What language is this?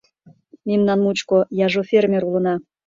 Mari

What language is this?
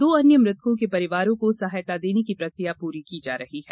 Hindi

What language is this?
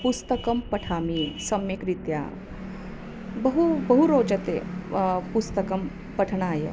Sanskrit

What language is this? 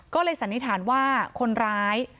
Thai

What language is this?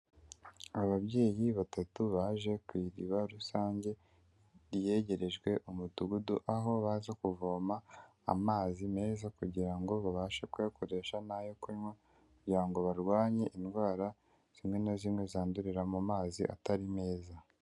Kinyarwanda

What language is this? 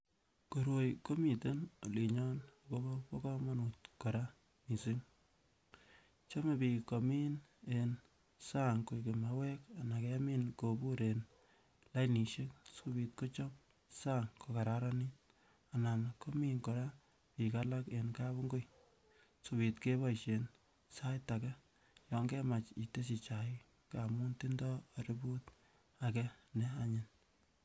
Kalenjin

